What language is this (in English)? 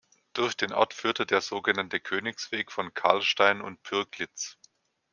German